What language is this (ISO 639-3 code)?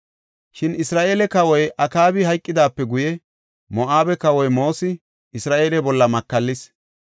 gof